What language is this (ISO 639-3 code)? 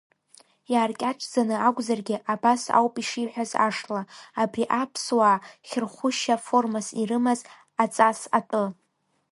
abk